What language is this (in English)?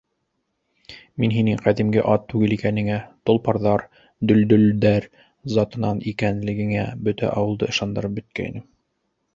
Bashkir